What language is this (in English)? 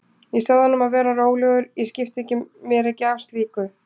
Icelandic